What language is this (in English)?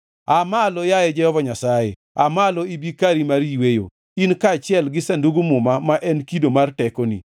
Luo (Kenya and Tanzania)